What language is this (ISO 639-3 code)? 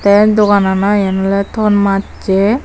ccp